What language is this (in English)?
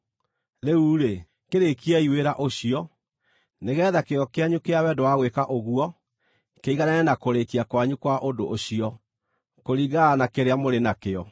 Kikuyu